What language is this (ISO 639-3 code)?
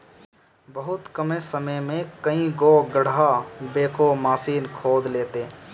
bho